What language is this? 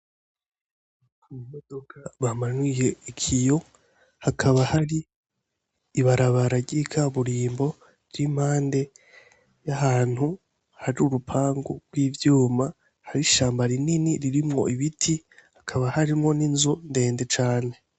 Rundi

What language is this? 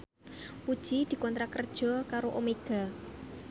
Javanese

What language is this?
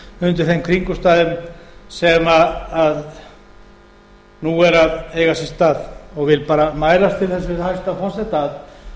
Icelandic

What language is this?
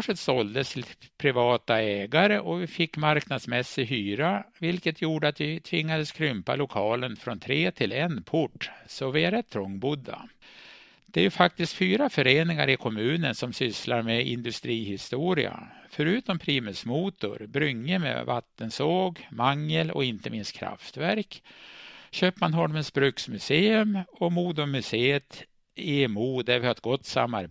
Swedish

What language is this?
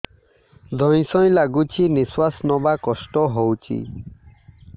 Odia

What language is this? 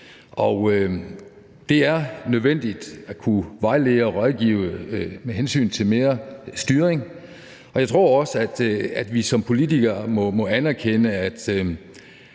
Danish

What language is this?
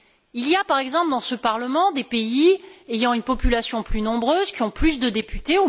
French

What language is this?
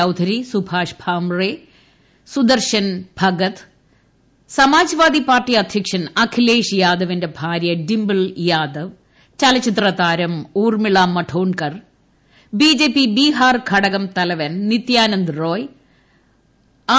Malayalam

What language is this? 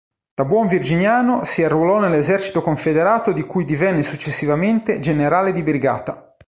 Italian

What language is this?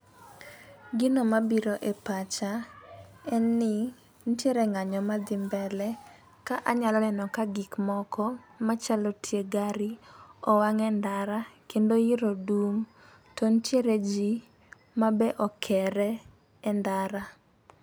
Luo (Kenya and Tanzania)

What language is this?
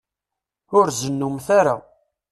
Kabyle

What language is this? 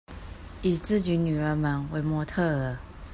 Chinese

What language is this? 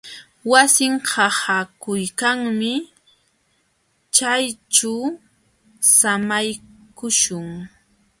Jauja Wanca Quechua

